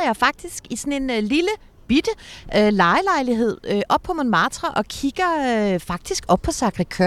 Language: Danish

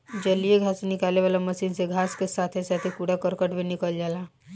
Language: Bhojpuri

